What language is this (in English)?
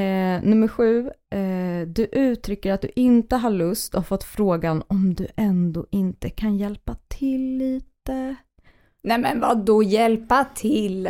Swedish